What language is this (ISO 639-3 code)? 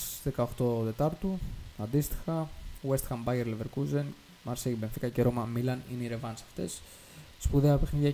ell